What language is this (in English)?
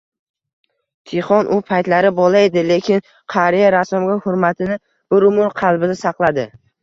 Uzbek